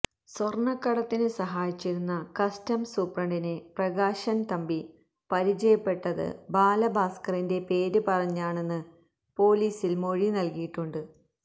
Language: Malayalam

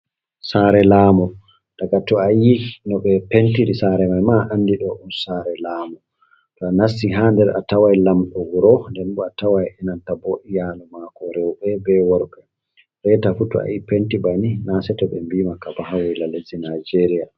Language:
Fula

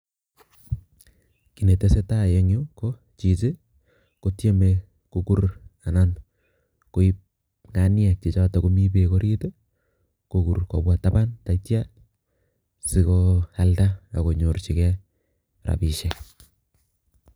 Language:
Kalenjin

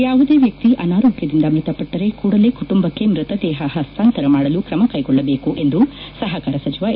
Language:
Kannada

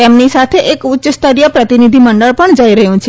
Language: Gujarati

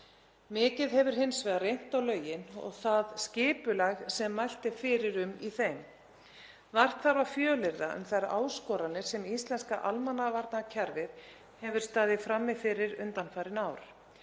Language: Icelandic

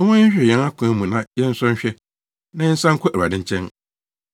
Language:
Akan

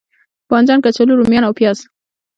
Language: Pashto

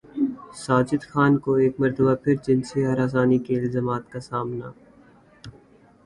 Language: Urdu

